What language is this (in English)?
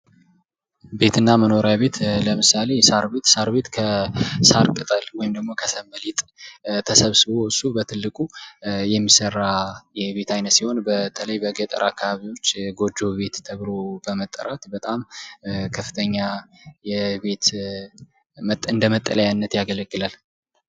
Amharic